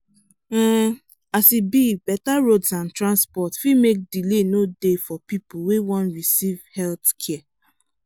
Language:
Nigerian Pidgin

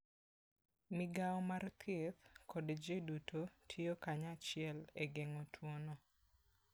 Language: Luo (Kenya and Tanzania)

